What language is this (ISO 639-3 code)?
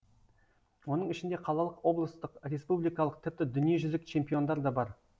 kaz